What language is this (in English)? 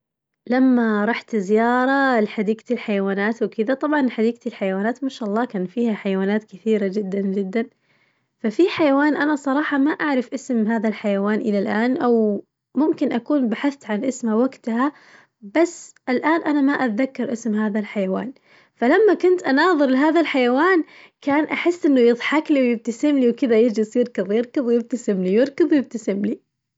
Najdi Arabic